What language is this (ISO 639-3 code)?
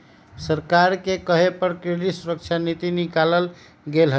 mag